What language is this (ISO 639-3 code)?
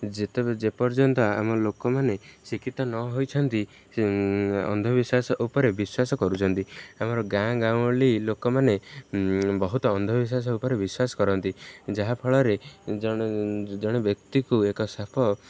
ori